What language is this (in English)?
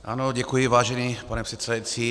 Czech